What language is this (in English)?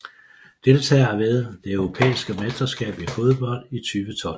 Danish